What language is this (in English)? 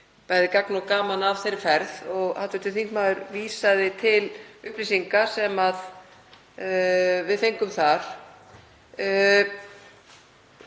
Icelandic